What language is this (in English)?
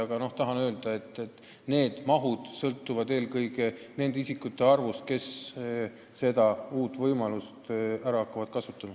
Estonian